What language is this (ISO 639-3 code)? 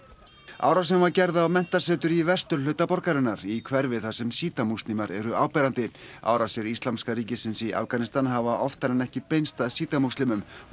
isl